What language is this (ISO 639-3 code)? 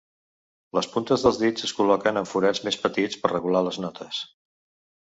cat